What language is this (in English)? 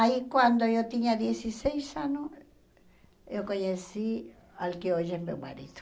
Portuguese